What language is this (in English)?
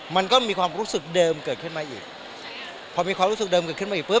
Thai